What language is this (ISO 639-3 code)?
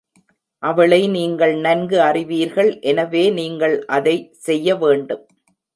tam